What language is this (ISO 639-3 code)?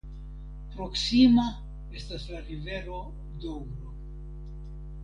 epo